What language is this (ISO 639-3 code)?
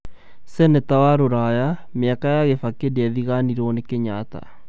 kik